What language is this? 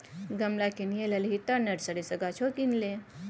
Maithili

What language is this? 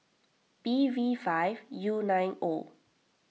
English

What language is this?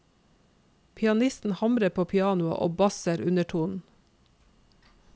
Norwegian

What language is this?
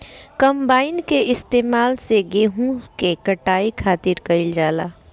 Bhojpuri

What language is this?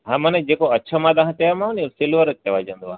Sindhi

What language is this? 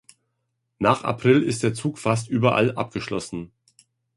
German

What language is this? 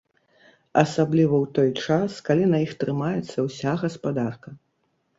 Belarusian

